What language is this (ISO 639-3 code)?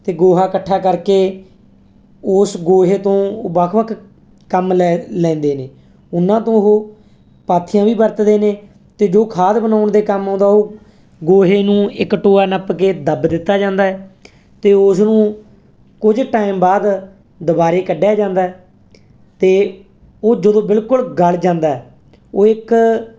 pan